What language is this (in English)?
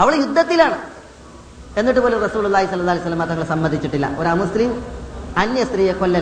Malayalam